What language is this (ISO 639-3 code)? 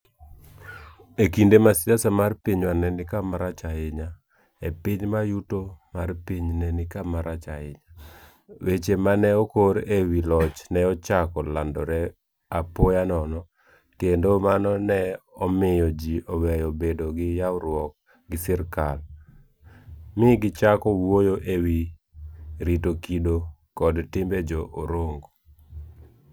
luo